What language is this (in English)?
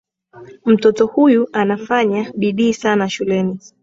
Swahili